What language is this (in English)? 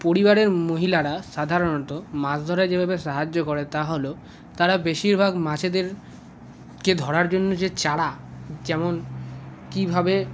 Bangla